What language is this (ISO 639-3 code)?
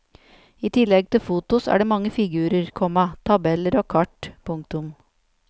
nor